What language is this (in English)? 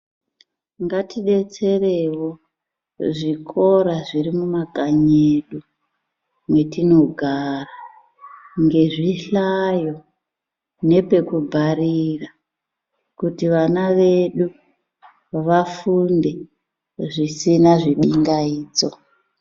Ndau